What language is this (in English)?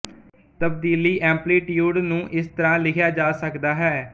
Punjabi